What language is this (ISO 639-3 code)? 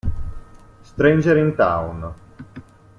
ita